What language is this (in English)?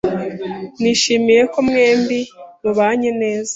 Kinyarwanda